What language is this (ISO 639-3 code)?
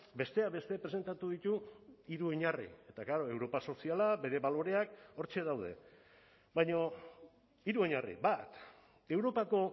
eus